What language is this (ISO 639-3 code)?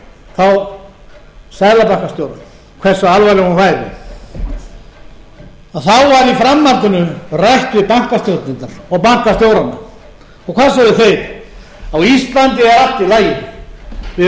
isl